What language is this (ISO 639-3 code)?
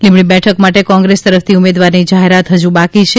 guj